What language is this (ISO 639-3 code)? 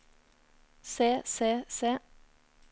nor